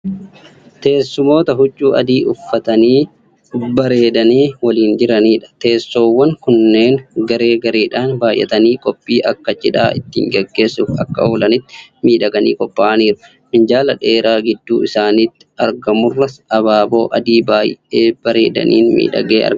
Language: Oromo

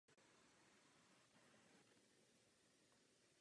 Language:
Czech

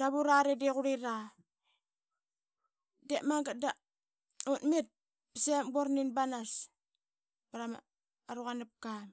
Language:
Qaqet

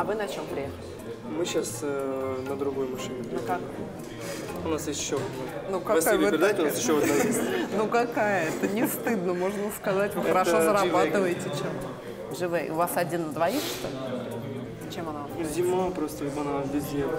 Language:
Russian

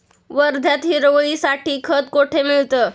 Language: Marathi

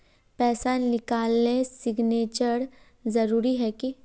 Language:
Magahi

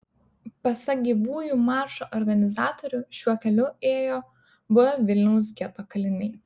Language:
Lithuanian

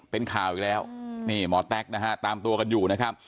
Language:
Thai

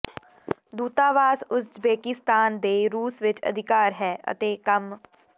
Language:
Punjabi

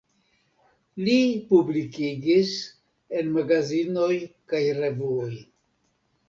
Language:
Esperanto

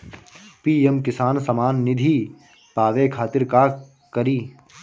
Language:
Bhojpuri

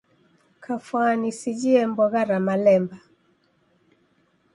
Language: Taita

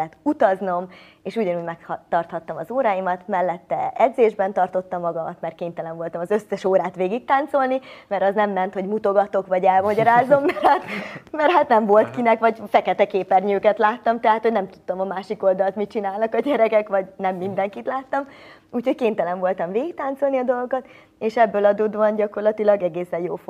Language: Hungarian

